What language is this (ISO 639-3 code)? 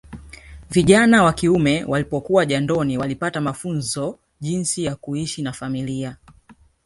swa